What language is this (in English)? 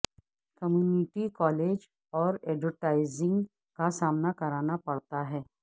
Urdu